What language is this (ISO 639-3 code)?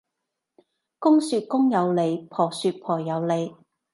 yue